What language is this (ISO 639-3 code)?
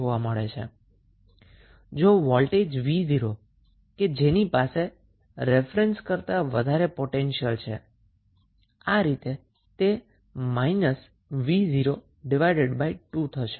guj